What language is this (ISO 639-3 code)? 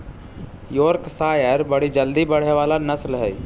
mag